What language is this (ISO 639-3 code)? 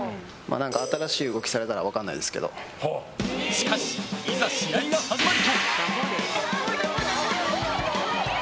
jpn